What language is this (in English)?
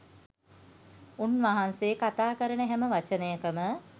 Sinhala